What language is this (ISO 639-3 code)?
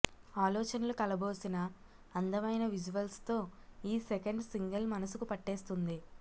tel